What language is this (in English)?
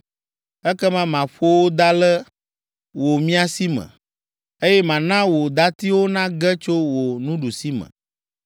Ewe